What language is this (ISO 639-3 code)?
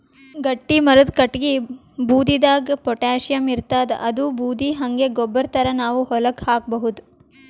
kan